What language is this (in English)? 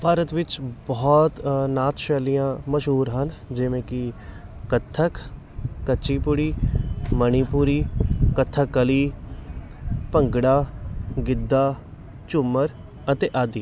Punjabi